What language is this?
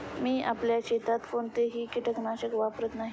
Marathi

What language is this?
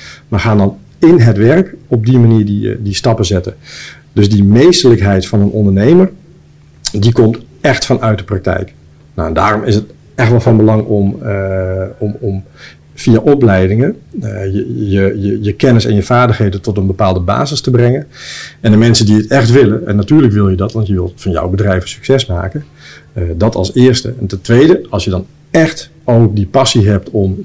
Dutch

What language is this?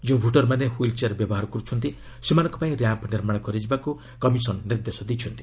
Odia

